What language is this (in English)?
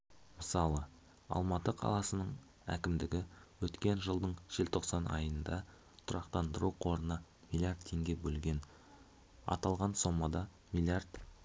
Kazakh